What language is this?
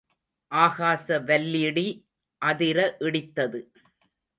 Tamil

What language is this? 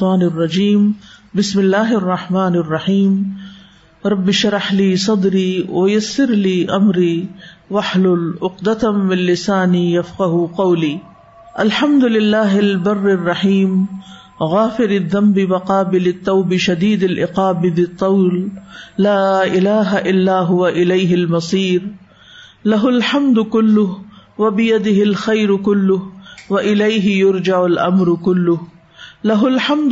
Urdu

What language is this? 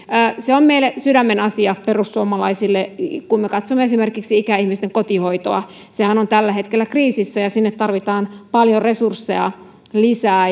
Finnish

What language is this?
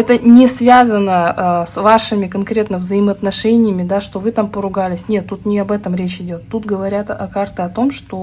Russian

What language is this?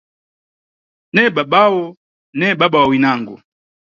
Nyungwe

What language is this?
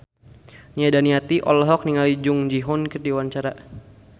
Sundanese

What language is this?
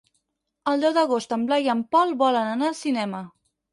Catalan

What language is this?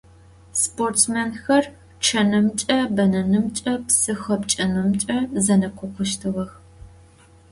Adyghe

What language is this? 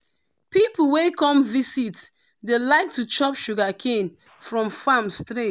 Nigerian Pidgin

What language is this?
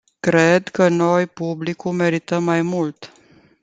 Romanian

